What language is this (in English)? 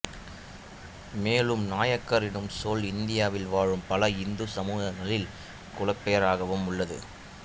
Tamil